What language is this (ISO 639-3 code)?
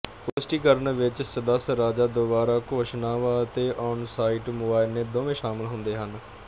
pan